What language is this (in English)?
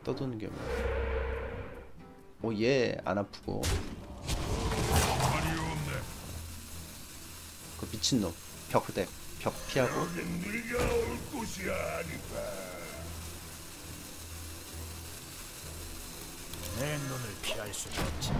Korean